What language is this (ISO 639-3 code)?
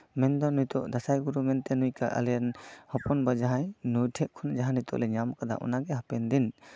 sat